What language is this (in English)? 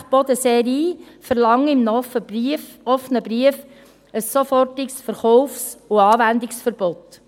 Swiss German